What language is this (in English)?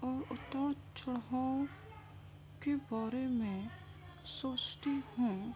Urdu